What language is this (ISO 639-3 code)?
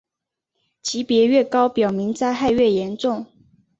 zho